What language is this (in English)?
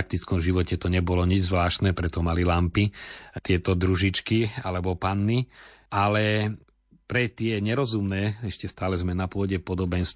Slovak